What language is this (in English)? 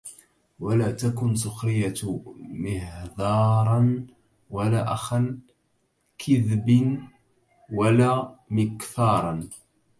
Arabic